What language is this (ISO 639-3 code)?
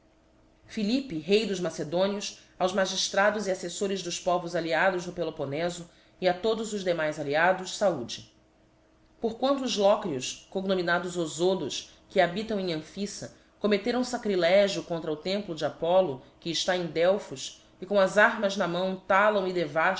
por